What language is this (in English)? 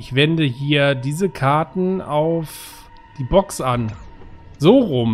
German